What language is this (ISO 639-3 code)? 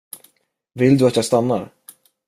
swe